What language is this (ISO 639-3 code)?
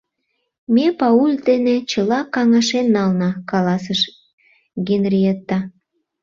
chm